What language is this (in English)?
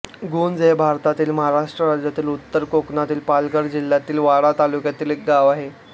Marathi